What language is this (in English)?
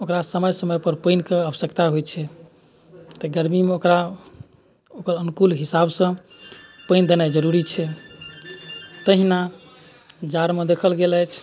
Maithili